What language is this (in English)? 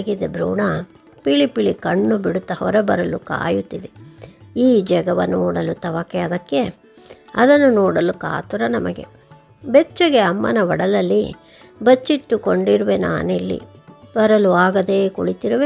Kannada